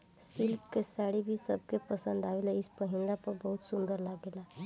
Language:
Bhojpuri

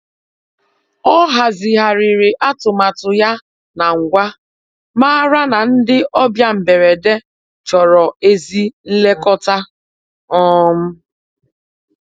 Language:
Igbo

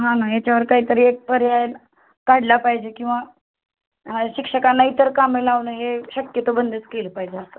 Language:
Marathi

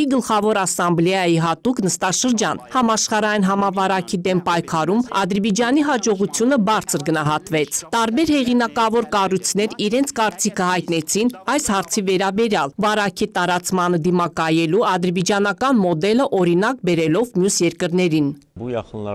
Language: Romanian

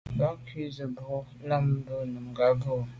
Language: Medumba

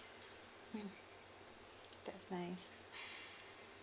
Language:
English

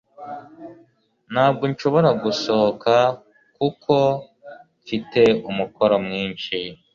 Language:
Kinyarwanda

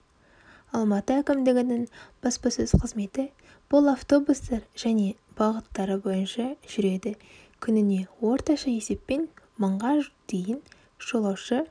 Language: Kazakh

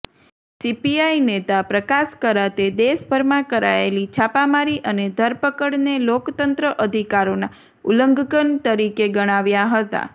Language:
Gujarati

